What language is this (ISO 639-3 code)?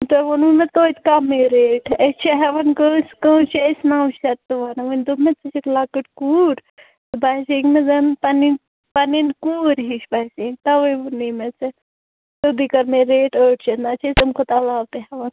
kas